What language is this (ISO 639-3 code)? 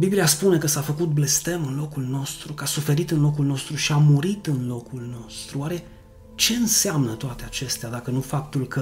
ron